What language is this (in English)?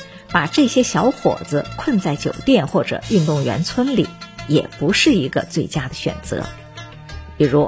Chinese